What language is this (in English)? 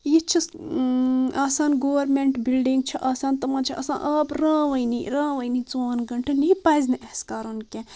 Kashmiri